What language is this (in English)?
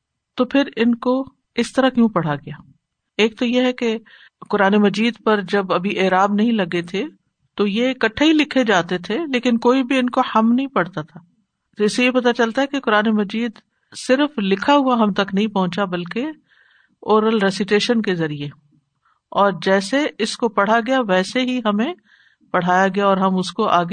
Urdu